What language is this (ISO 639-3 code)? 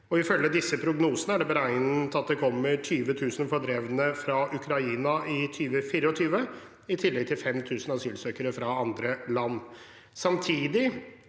nor